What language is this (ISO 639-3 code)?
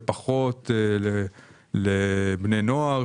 heb